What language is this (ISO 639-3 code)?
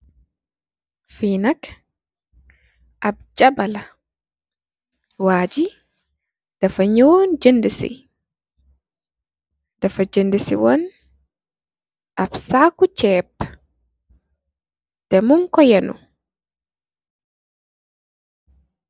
wol